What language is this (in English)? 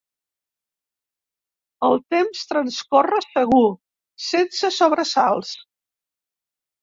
Catalan